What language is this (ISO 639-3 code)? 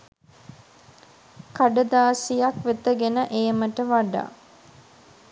sin